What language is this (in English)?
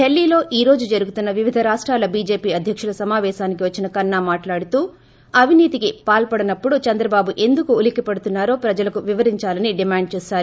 Telugu